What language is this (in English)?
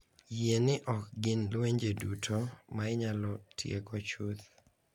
Luo (Kenya and Tanzania)